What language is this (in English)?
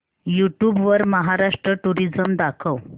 Marathi